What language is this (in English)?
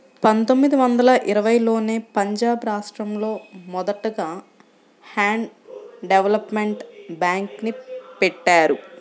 Telugu